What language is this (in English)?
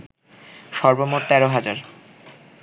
Bangla